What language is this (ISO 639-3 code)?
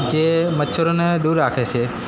guj